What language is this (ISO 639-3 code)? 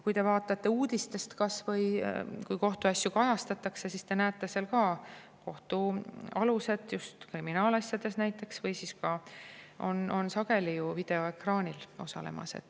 est